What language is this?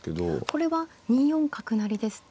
Japanese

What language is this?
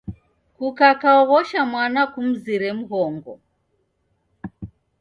Taita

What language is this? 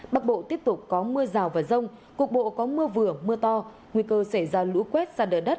Vietnamese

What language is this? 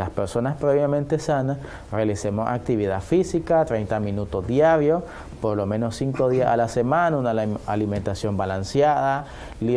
Spanish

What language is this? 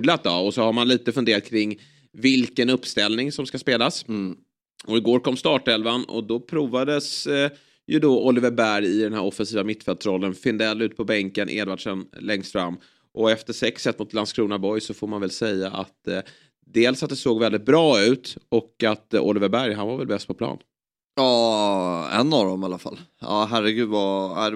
Swedish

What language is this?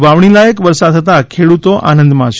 Gujarati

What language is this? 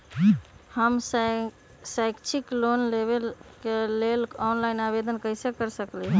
Magahi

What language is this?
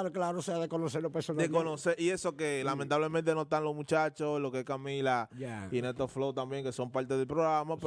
Spanish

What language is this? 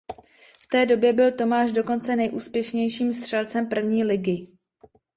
Czech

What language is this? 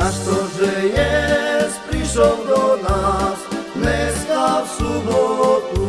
Slovak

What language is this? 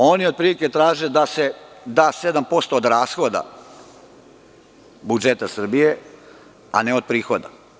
Serbian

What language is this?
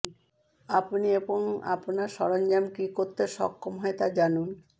Bangla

